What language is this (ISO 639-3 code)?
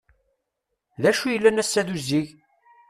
kab